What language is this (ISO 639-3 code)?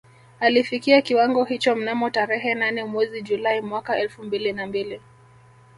swa